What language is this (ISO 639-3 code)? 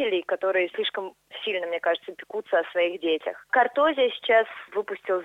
rus